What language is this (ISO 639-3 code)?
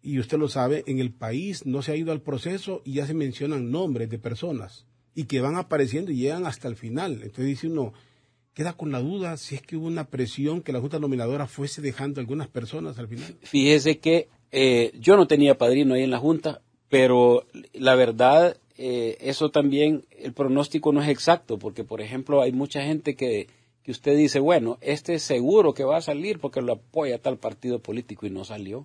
spa